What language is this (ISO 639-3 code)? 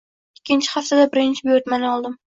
uzb